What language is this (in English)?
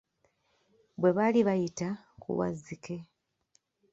Ganda